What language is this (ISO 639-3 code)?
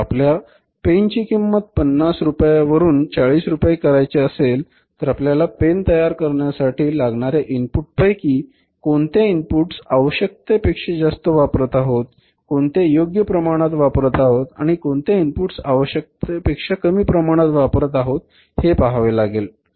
mar